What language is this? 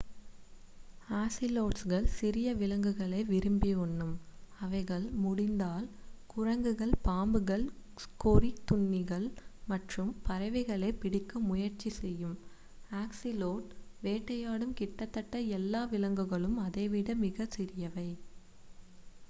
Tamil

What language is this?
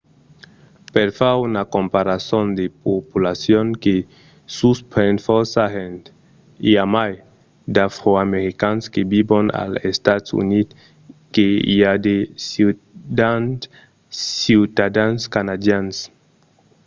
Occitan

